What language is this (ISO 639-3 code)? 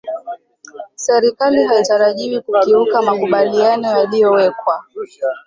swa